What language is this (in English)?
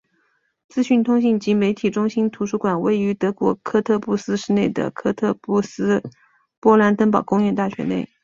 Chinese